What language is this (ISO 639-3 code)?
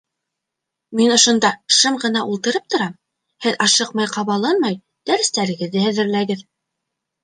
bak